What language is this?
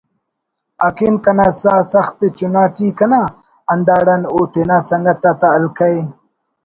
Brahui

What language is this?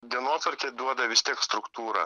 Lithuanian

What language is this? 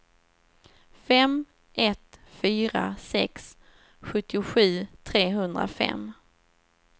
Swedish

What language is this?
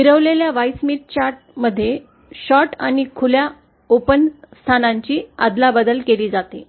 Marathi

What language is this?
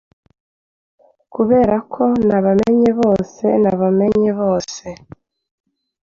Kinyarwanda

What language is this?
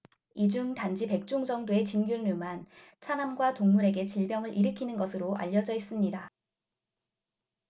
Korean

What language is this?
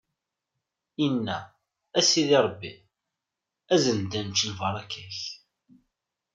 Kabyle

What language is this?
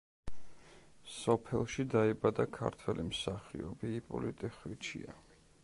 Georgian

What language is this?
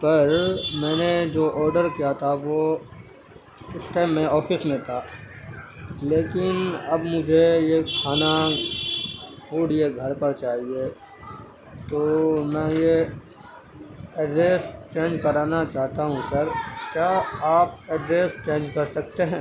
Urdu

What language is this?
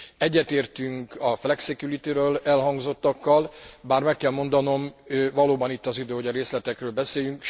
Hungarian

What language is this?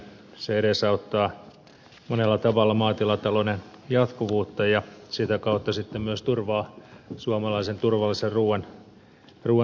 Finnish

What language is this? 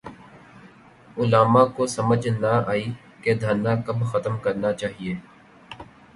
Urdu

